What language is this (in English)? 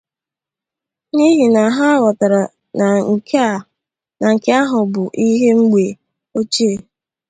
Igbo